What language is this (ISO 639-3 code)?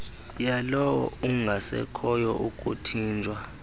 xho